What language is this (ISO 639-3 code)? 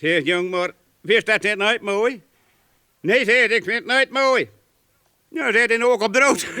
nld